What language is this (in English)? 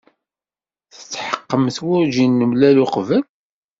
Kabyle